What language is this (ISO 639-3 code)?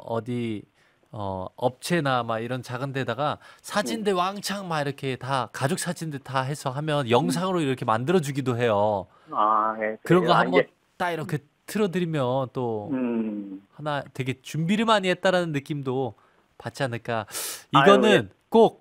kor